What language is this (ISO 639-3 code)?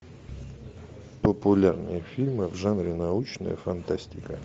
rus